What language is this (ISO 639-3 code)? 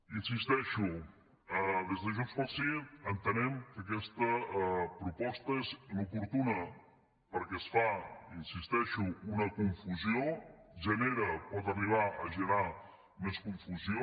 cat